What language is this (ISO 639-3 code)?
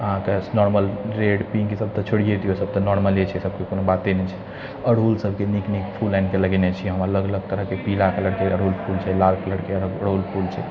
mai